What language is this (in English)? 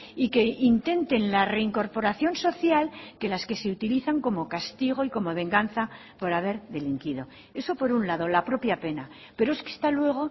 Spanish